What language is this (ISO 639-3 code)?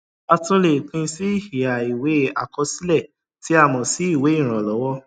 yor